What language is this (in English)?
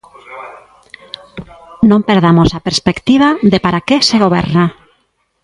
Galician